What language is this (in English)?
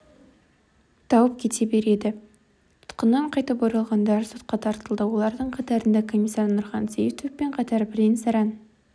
Kazakh